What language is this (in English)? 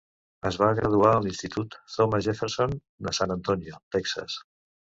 Catalan